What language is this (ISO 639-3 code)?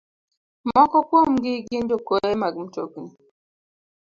luo